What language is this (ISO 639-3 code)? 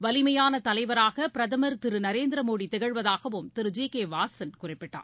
tam